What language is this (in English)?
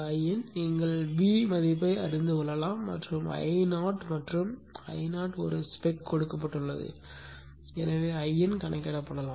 Tamil